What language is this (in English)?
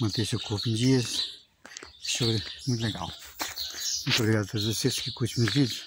Portuguese